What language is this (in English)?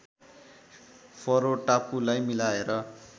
Nepali